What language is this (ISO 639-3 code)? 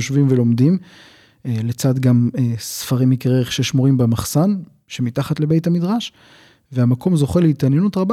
heb